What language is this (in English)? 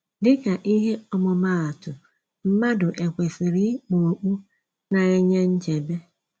Igbo